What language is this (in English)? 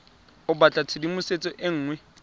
Tswana